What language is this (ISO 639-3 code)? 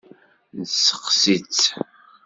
kab